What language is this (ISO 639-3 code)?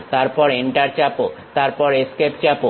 ben